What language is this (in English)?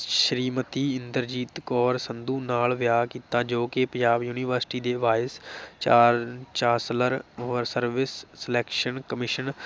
Punjabi